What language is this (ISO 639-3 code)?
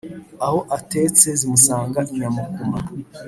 kin